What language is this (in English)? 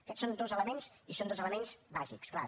Catalan